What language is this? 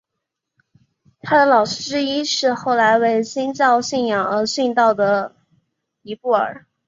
Chinese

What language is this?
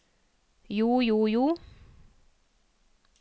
Norwegian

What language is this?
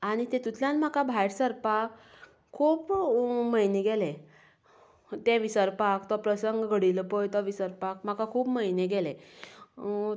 Konkani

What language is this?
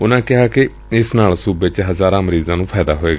Punjabi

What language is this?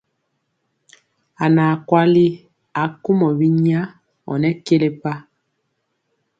Mpiemo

